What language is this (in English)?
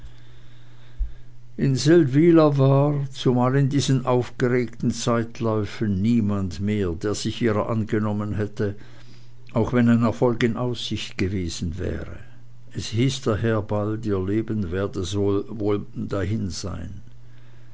German